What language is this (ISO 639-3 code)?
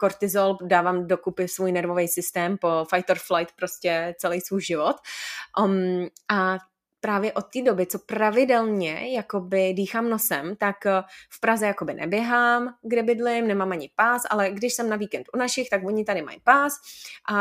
ces